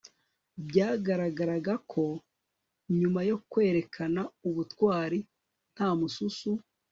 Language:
Kinyarwanda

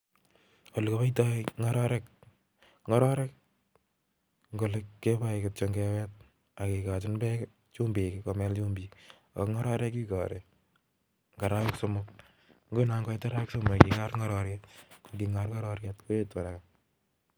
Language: Kalenjin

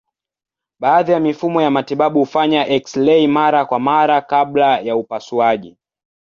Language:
Swahili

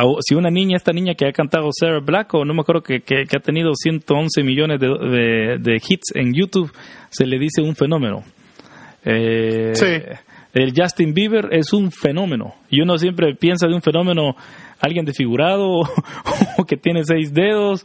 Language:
Spanish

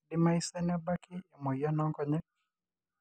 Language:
Masai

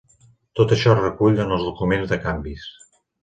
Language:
Catalan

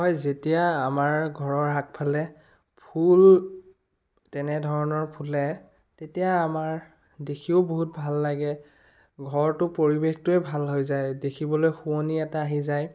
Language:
Assamese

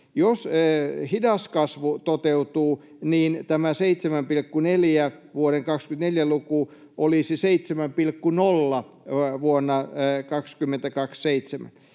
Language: Finnish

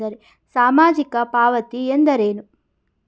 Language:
Kannada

